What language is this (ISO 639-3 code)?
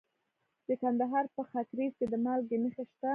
pus